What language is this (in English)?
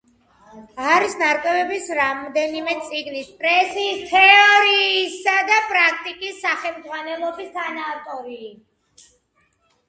Georgian